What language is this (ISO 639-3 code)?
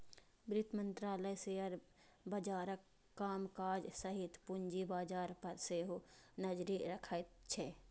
mai